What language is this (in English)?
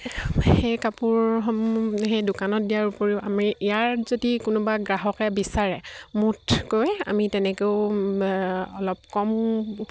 Assamese